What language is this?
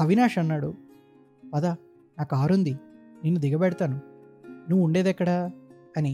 Telugu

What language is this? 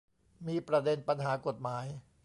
Thai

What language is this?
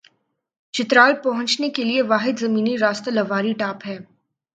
Urdu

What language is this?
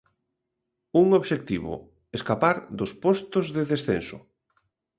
Galician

